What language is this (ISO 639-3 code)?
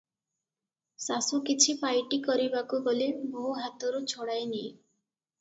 ori